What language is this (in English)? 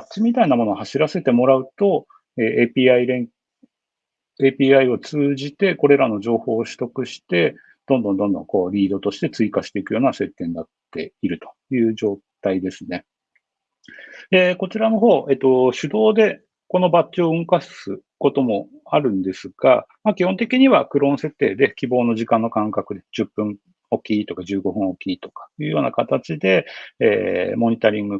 Japanese